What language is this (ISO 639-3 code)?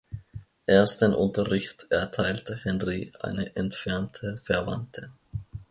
deu